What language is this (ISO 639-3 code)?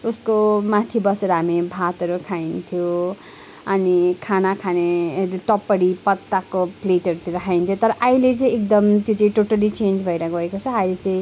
nep